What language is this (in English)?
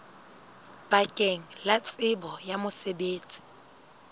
Southern Sotho